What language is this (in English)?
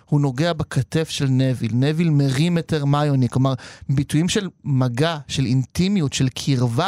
Hebrew